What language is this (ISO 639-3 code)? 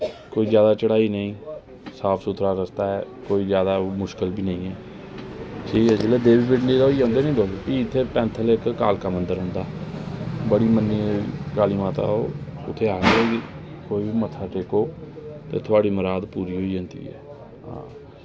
doi